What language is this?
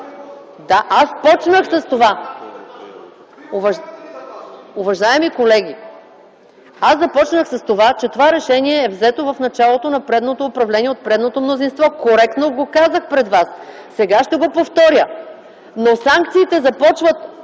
Bulgarian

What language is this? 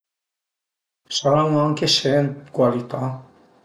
Piedmontese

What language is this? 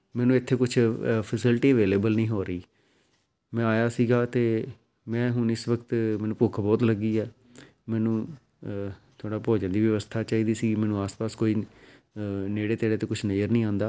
Punjabi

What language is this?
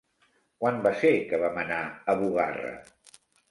Catalan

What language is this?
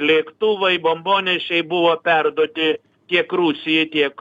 Lithuanian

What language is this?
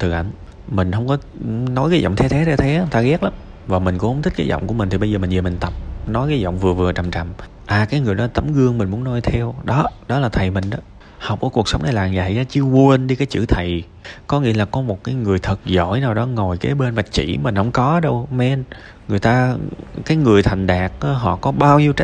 Vietnamese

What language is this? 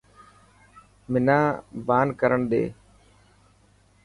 Dhatki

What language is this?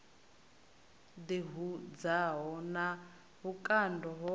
Venda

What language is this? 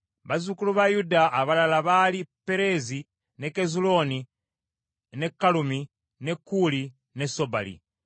Ganda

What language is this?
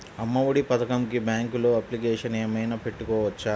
Telugu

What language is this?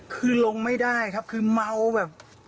Thai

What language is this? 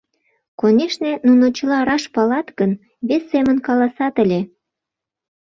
Mari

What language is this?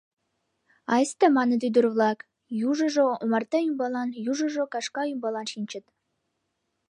Mari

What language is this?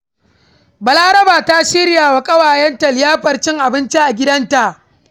Hausa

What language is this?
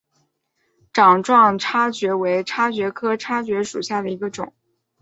Chinese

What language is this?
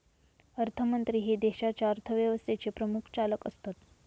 Marathi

